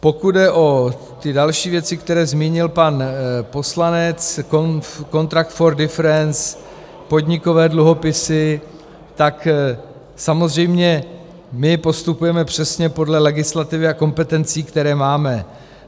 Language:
Czech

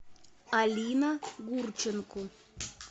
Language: Russian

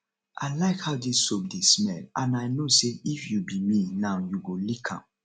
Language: Nigerian Pidgin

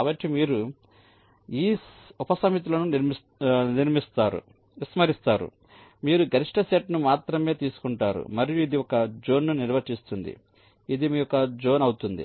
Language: Telugu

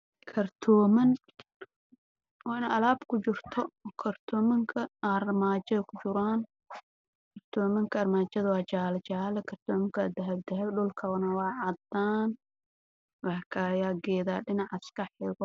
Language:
Somali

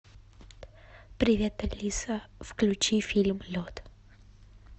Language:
Russian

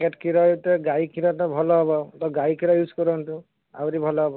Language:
Odia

